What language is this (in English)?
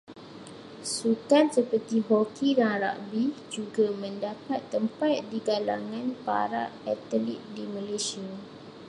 Malay